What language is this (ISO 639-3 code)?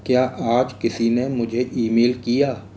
hin